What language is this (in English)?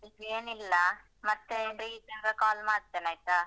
Kannada